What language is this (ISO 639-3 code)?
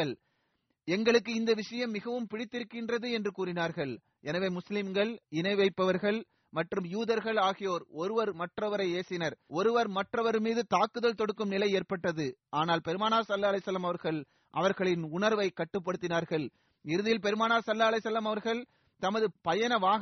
tam